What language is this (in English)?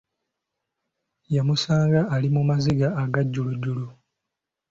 Ganda